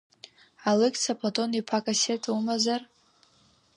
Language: Abkhazian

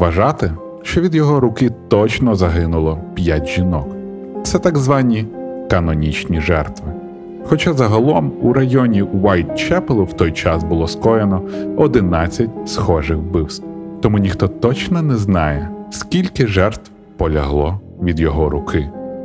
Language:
Ukrainian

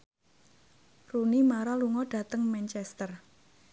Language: Javanese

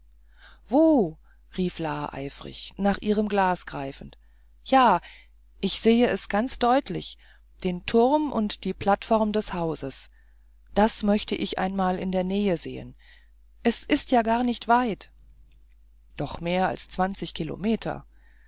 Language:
German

